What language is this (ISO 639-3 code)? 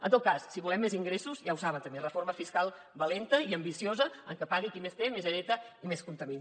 cat